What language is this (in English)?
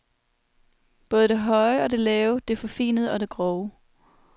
Danish